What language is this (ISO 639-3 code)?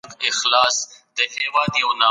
pus